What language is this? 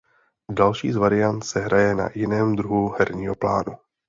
Czech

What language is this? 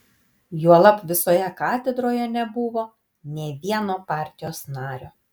Lithuanian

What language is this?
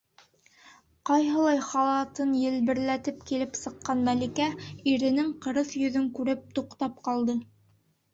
Bashkir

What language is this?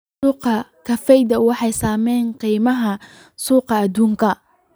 Somali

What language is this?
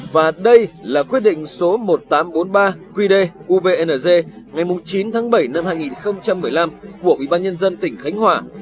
Vietnamese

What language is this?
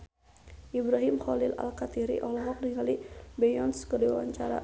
Sundanese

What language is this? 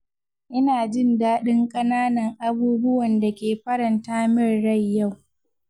Hausa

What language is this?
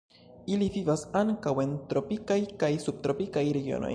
Esperanto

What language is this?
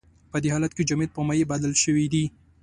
Pashto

